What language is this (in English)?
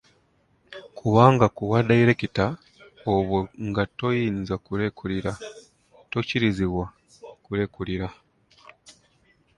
Ganda